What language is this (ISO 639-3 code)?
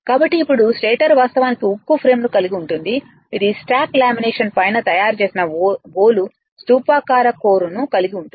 tel